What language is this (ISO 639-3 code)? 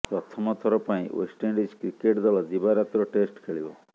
ori